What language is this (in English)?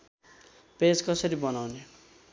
Nepali